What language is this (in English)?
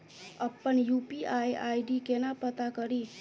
Maithili